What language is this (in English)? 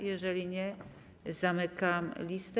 Polish